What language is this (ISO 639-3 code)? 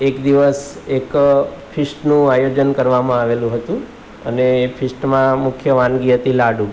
guj